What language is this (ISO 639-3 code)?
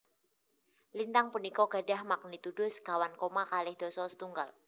jav